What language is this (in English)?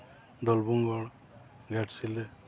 Santali